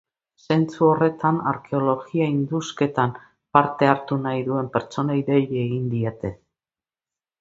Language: Basque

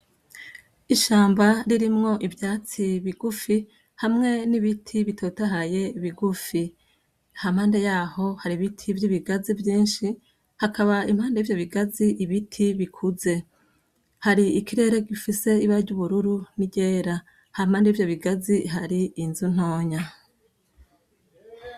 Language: Rundi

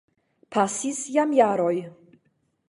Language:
Esperanto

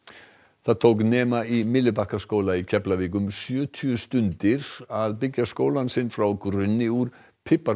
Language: Icelandic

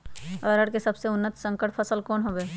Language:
Magahi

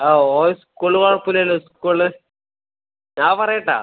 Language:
Malayalam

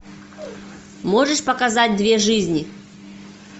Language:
Russian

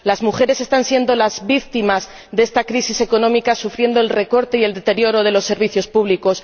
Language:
Spanish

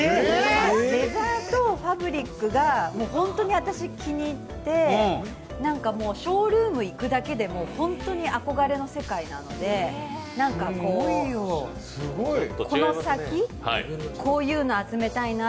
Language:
Japanese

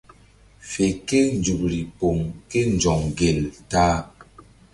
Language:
Mbum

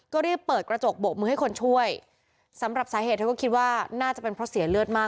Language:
Thai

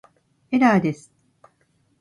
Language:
Japanese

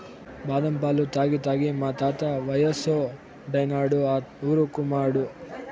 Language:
Telugu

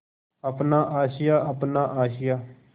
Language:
Hindi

